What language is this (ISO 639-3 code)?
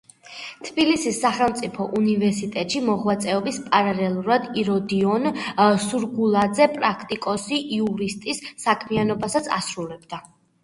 kat